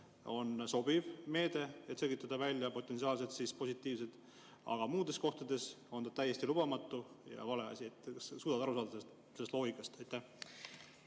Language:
Estonian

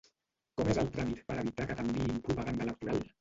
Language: Catalan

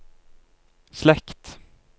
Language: Norwegian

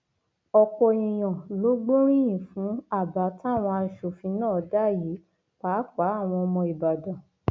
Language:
Yoruba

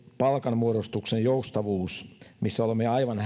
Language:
Finnish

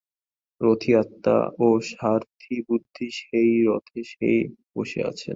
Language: Bangla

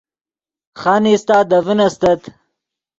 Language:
Yidgha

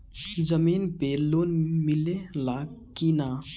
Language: Bhojpuri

